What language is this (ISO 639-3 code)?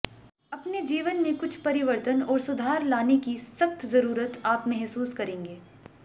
hin